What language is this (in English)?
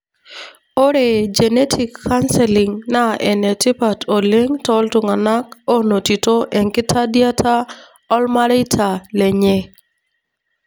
Masai